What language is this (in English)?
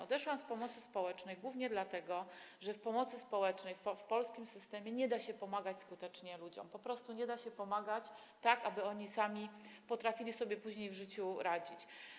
Polish